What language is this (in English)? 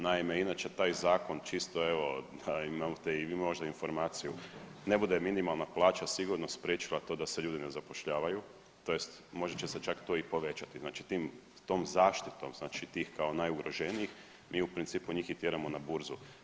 Croatian